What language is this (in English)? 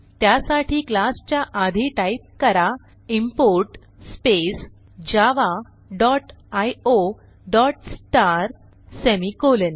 Marathi